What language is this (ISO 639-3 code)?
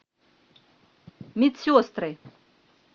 rus